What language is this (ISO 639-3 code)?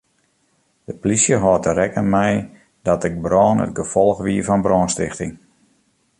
fry